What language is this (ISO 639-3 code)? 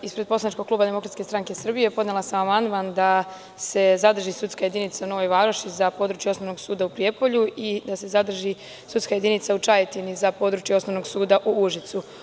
srp